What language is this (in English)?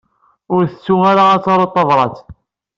Kabyle